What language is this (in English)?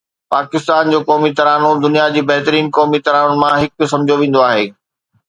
Sindhi